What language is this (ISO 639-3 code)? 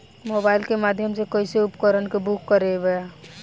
bho